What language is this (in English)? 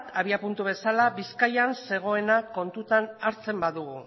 Basque